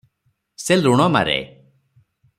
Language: Odia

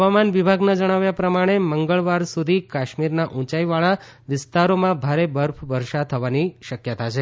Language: Gujarati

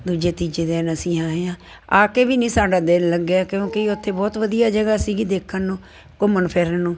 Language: Punjabi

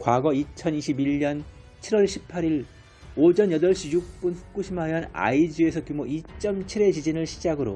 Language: Korean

